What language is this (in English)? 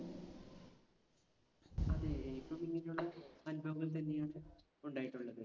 Malayalam